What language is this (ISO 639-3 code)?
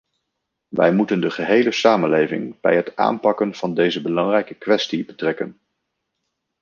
nld